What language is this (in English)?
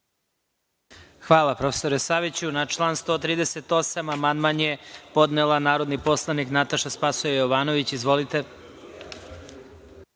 Serbian